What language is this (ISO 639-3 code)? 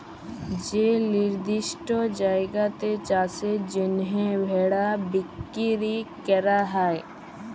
ben